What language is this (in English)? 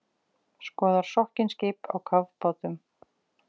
Icelandic